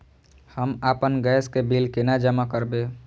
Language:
Maithili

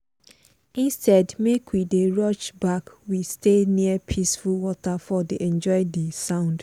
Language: Nigerian Pidgin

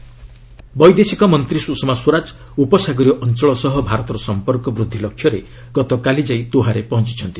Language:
Odia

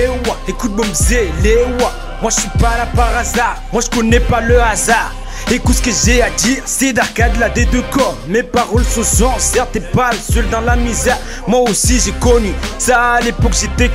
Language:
French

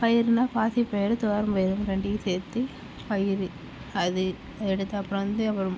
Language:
Tamil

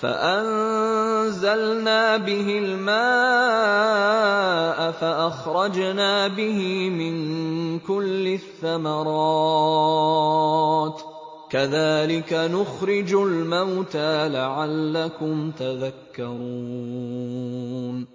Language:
Arabic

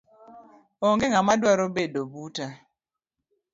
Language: Luo (Kenya and Tanzania)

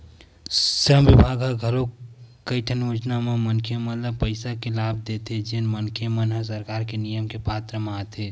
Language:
Chhattisgarhi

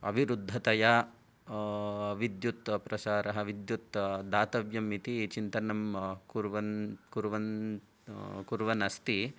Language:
Sanskrit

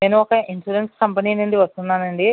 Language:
Telugu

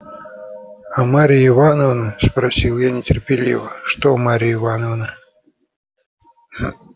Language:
Russian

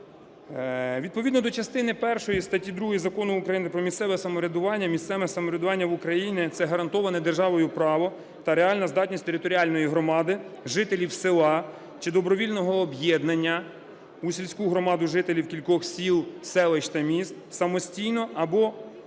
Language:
Ukrainian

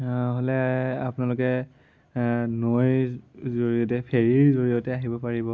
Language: Assamese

